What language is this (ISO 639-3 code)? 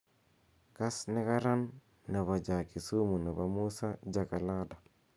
kln